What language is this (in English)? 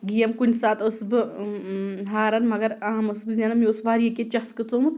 Kashmiri